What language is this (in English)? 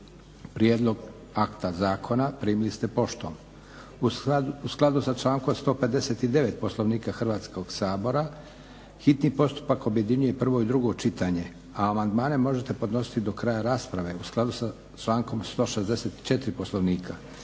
Croatian